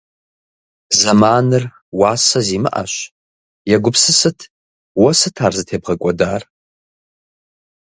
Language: Kabardian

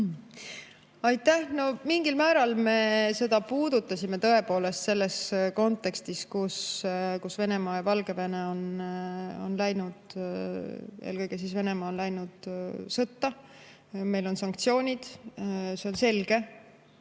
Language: Estonian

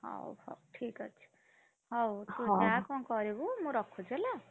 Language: Odia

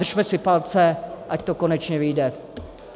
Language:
Czech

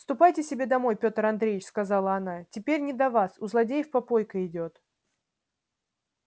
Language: Russian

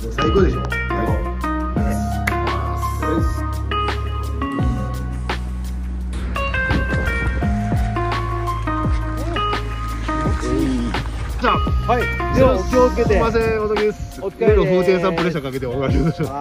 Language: Japanese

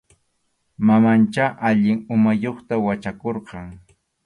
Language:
Arequipa-La Unión Quechua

